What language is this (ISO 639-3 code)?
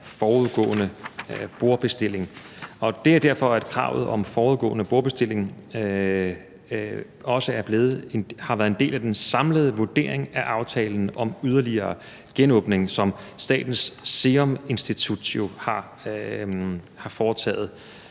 dan